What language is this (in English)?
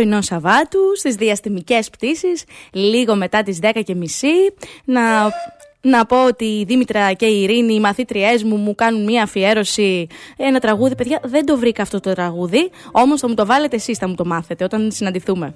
Greek